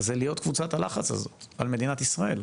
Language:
Hebrew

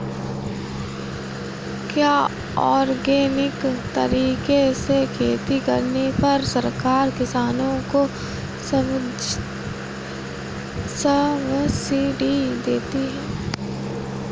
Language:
Hindi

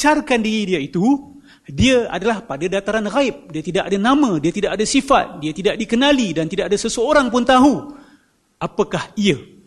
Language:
Malay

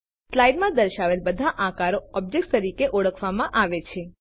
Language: Gujarati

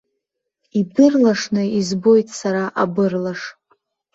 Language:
Abkhazian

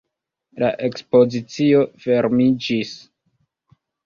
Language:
Esperanto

